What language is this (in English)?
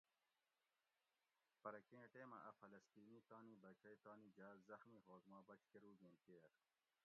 Gawri